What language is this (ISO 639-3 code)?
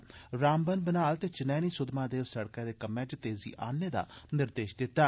doi